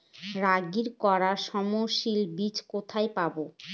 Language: Bangla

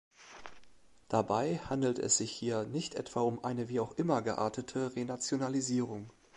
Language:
German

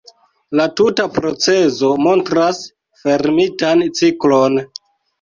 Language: Esperanto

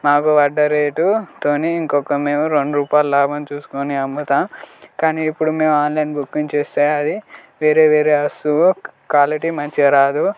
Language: Telugu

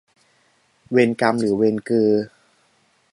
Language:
Thai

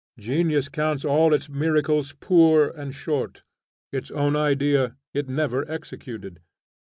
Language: English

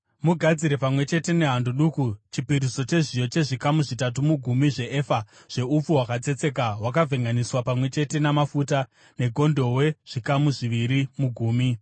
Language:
Shona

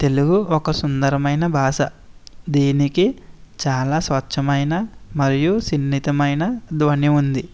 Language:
Telugu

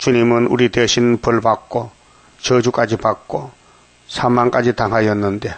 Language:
Korean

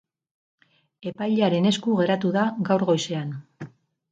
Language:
Basque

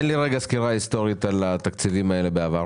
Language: Hebrew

